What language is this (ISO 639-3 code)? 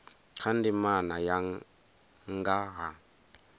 ven